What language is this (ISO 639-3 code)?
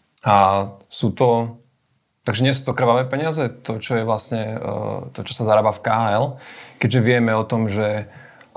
slk